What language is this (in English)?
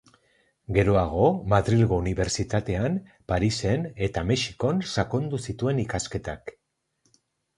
Basque